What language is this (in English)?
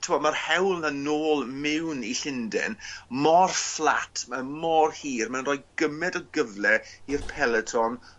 Welsh